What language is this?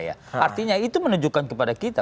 Indonesian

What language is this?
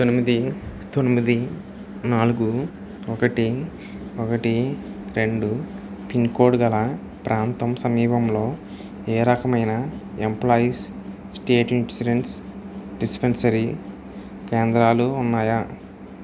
Telugu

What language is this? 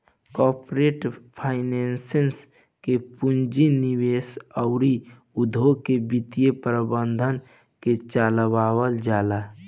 Bhojpuri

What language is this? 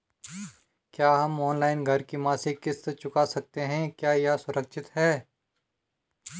Hindi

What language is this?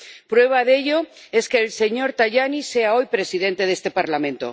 Spanish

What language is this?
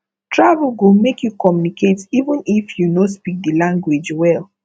Nigerian Pidgin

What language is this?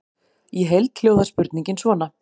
Icelandic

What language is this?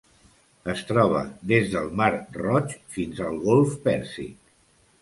Catalan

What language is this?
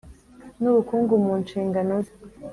Kinyarwanda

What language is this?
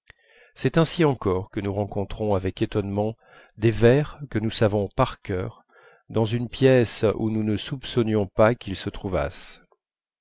French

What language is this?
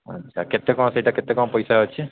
Odia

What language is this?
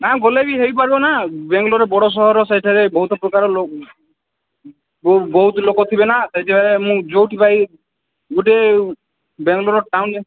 Odia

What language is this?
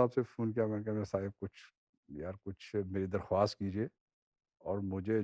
Urdu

